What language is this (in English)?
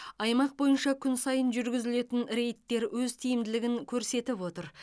Kazakh